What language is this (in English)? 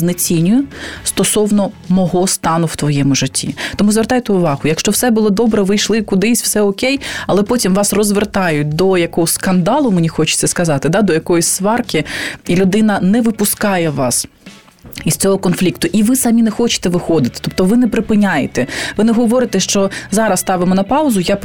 Ukrainian